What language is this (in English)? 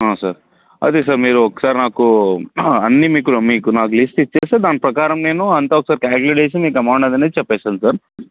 Telugu